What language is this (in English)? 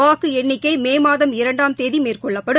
Tamil